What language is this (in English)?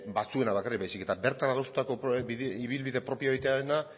Basque